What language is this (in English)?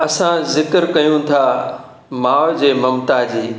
Sindhi